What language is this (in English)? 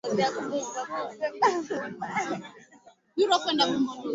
Swahili